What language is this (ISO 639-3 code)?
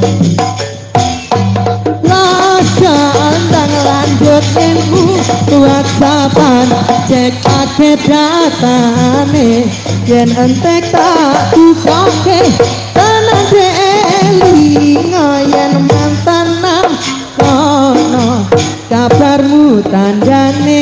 ind